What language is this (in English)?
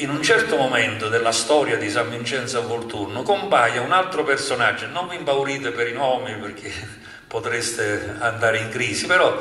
Italian